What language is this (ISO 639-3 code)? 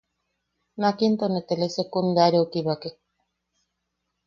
yaq